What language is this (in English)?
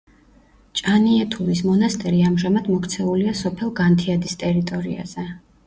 Georgian